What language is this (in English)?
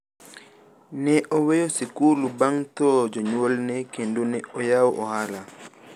Luo (Kenya and Tanzania)